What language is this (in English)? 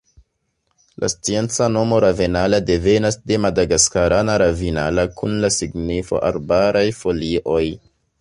Esperanto